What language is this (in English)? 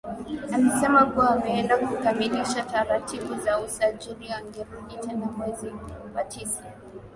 Swahili